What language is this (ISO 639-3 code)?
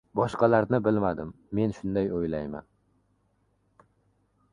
uzb